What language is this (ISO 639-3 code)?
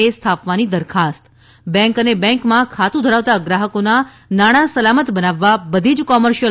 guj